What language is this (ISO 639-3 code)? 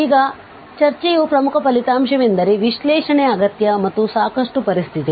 kan